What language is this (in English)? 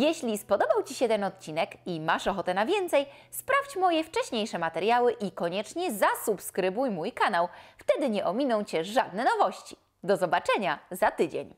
Polish